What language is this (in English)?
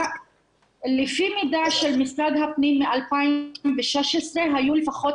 Hebrew